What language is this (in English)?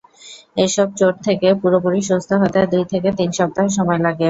Bangla